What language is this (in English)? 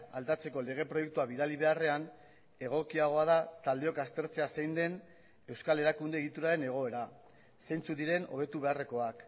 Basque